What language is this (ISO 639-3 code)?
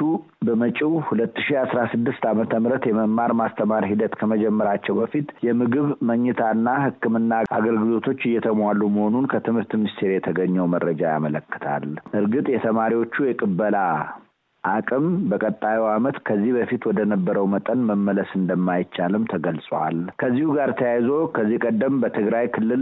amh